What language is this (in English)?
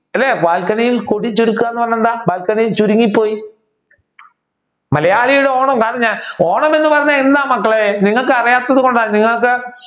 Malayalam